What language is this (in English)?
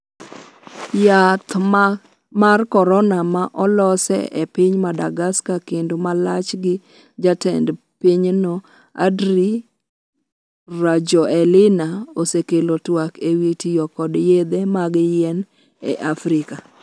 Luo (Kenya and Tanzania)